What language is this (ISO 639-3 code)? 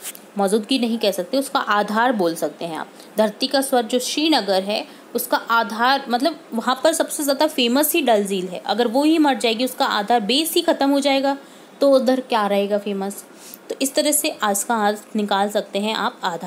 hin